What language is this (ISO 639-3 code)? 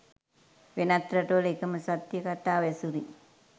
sin